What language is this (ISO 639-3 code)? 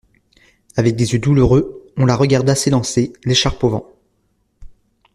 fra